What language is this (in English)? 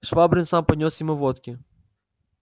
Russian